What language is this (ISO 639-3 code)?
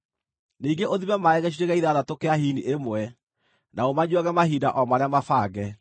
kik